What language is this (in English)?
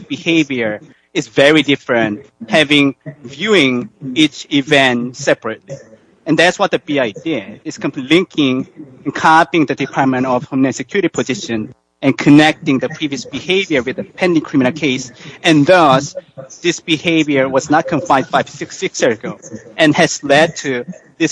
English